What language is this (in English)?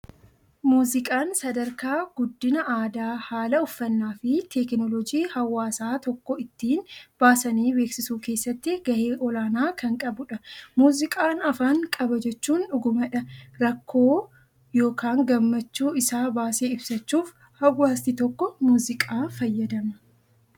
Oromo